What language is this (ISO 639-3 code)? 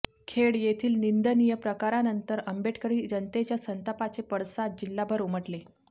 mar